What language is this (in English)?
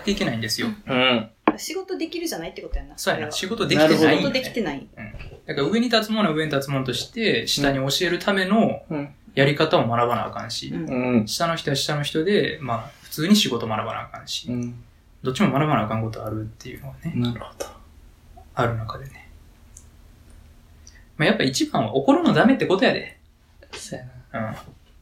Japanese